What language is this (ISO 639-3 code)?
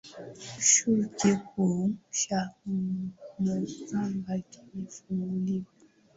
swa